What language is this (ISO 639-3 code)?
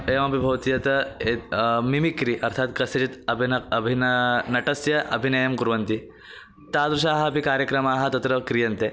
san